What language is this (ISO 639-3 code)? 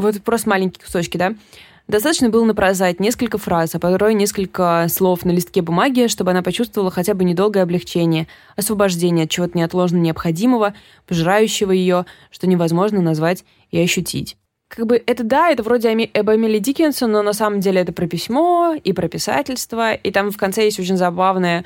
rus